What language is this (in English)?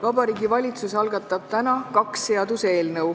Estonian